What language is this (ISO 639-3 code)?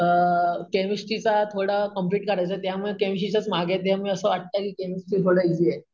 mar